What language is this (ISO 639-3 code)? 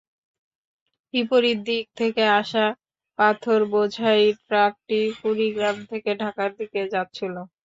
ben